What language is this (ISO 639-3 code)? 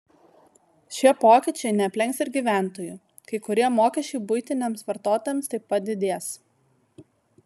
lit